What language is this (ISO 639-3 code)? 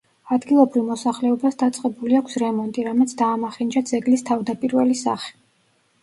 kat